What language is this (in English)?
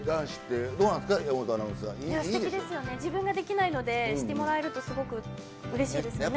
Japanese